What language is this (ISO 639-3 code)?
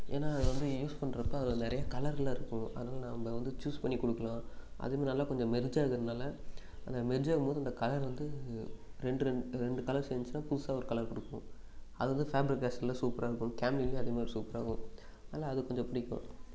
tam